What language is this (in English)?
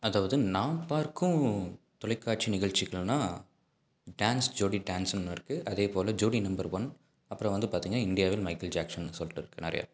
Tamil